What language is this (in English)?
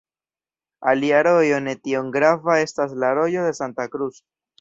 Esperanto